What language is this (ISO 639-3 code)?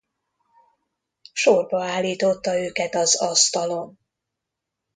hun